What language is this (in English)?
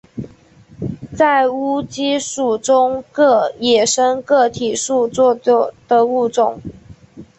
Chinese